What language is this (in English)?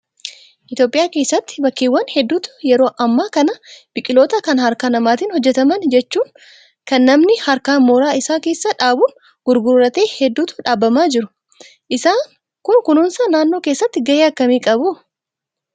Oromo